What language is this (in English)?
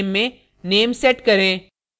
Hindi